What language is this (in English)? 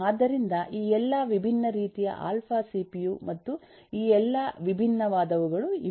Kannada